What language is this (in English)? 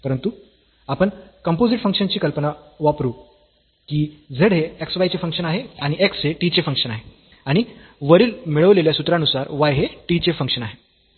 Marathi